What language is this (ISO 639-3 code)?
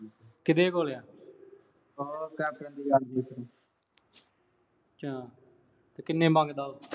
pan